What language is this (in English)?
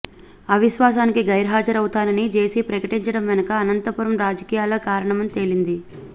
Telugu